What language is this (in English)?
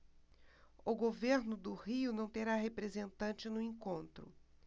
Portuguese